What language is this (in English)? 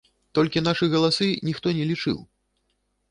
Belarusian